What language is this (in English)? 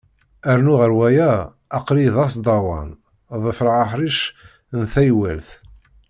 Kabyle